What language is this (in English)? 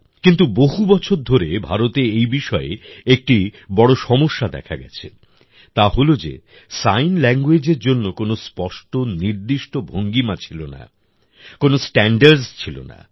Bangla